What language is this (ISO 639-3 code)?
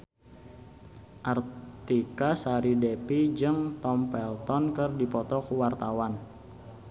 sun